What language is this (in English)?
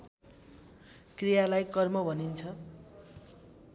Nepali